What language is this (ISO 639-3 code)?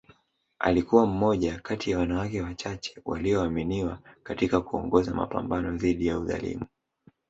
swa